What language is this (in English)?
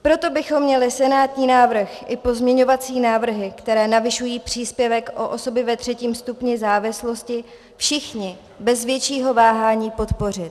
Czech